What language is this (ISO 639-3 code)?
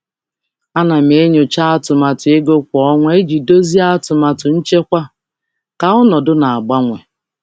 ibo